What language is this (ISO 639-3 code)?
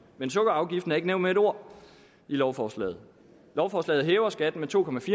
dan